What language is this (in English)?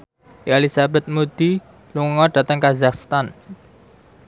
Javanese